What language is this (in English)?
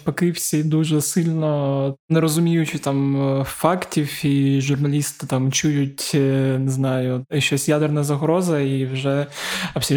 Ukrainian